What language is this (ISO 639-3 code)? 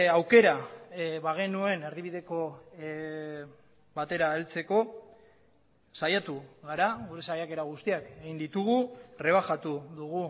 eus